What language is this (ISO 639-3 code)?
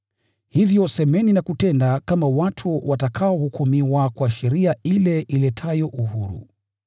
swa